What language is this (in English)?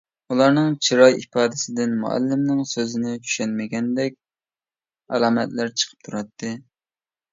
Uyghur